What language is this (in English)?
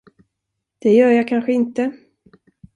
Swedish